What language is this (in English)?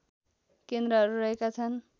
Nepali